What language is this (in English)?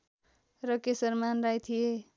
Nepali